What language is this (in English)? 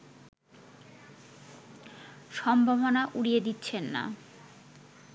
Bangla